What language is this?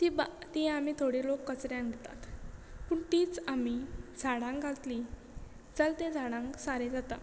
Konkani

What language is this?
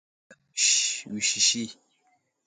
Wuzlam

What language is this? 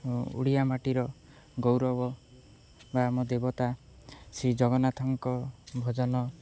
Odia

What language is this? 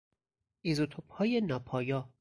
Persian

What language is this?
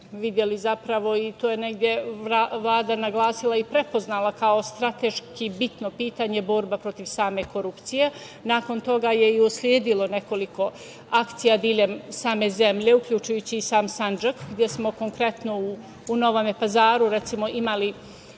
Serbian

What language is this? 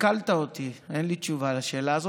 Hebrew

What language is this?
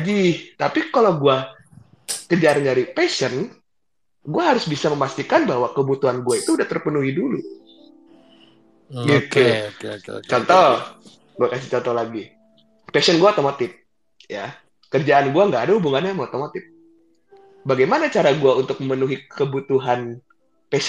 Indonesian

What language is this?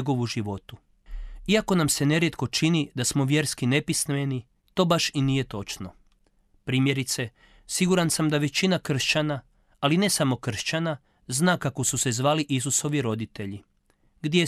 Croatian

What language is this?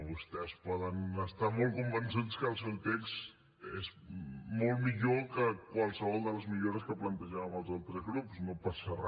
Catalan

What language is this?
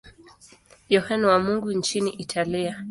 Swahili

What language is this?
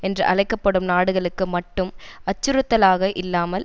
Tamil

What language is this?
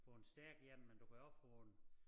Danish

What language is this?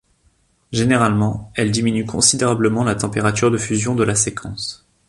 French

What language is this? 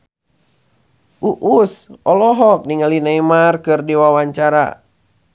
Sundanese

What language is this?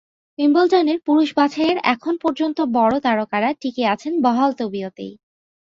Bangla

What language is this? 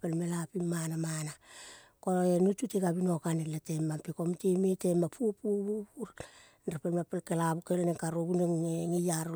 Kol (Papua New Guinea)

